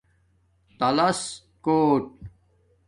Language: Domaaki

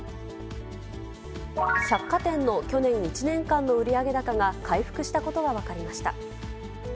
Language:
Japanese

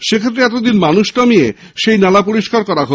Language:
Bangla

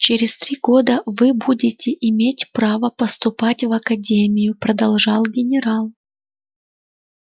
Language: Russian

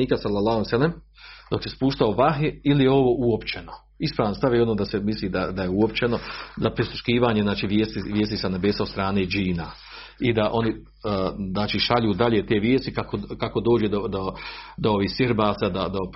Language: Croatian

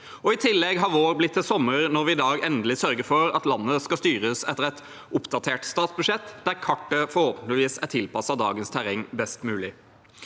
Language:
Norwegian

